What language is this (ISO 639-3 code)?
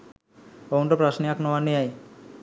sin